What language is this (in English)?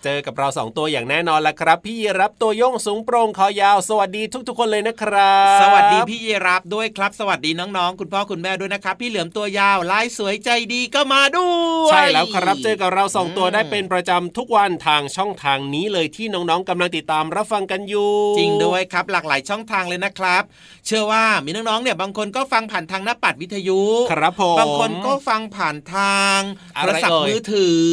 Thai